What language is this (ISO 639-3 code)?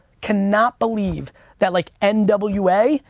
eng